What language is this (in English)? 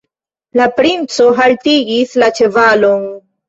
Esperanto